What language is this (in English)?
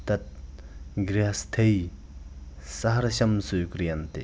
Sanskrit